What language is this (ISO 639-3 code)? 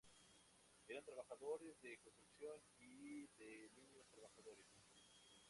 spa